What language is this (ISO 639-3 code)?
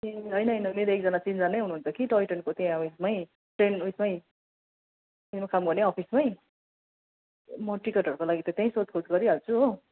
nep